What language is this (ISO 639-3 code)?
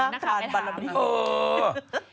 tha